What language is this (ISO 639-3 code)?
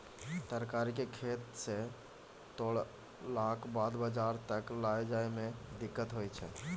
mai